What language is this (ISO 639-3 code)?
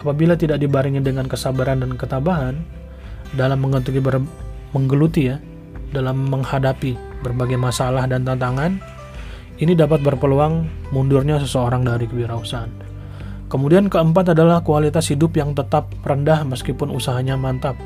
ind